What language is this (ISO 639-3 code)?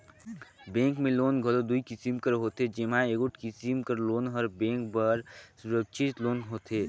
hne